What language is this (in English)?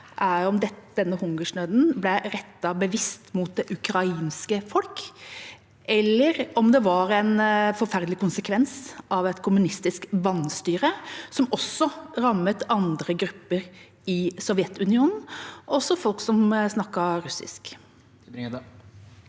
Norwegian